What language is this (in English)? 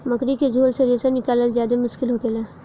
Bhojpuri